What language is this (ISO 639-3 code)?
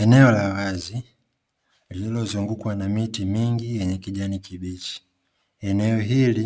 swa